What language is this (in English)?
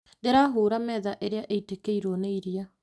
Kikuyu